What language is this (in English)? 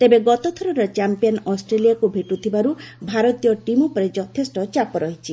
Odia